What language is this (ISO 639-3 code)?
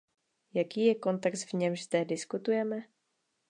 ces